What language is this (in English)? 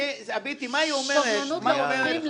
Hebrew